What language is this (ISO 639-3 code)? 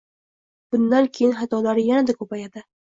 uzb